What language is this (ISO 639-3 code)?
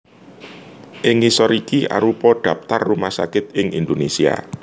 jav